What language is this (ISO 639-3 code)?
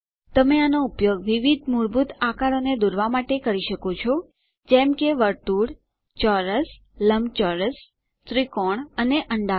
guj